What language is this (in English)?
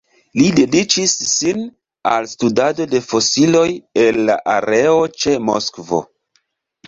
Esperanto